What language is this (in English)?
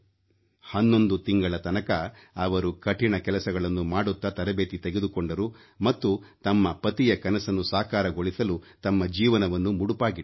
Kannada